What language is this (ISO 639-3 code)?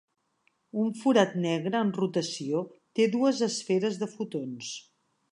cat